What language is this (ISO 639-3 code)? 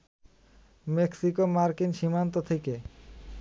ben